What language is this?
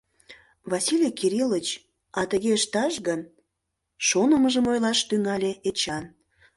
Mari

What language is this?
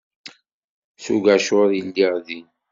Kabyle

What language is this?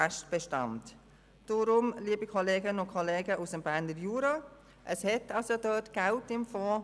Swiss German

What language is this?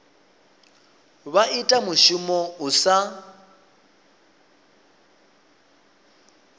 Venda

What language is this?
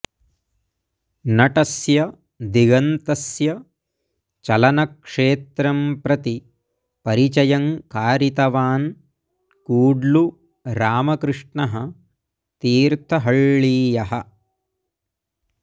Sanskrit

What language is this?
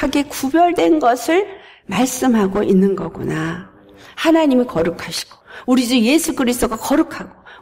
Korean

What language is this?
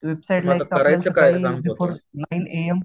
Marathi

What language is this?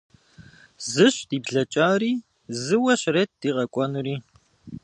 Kabardian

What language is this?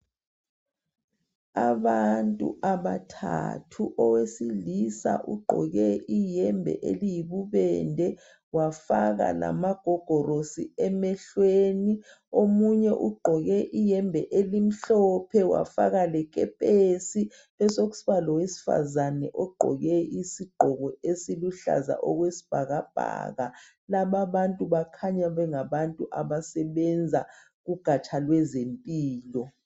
North Ndebele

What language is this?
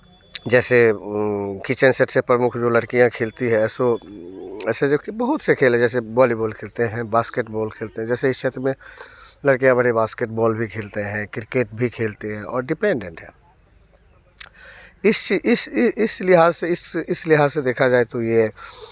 Hindi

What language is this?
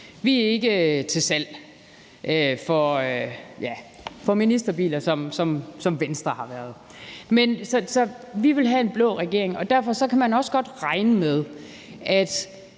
Danish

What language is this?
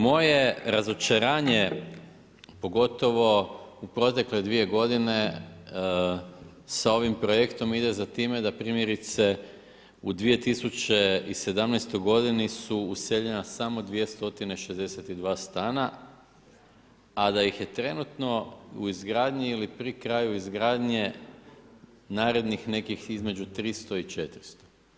Croatian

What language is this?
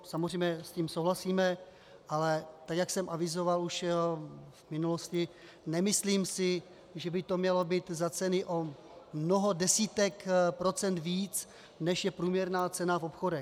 Czech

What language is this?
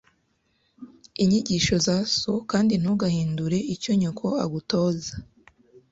Kinyarwanda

